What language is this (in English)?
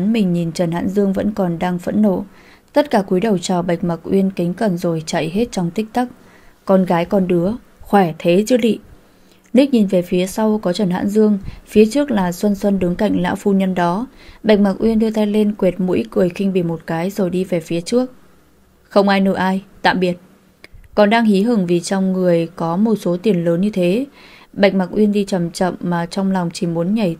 Vietnamese